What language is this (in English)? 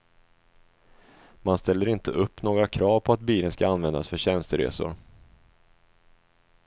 Swedish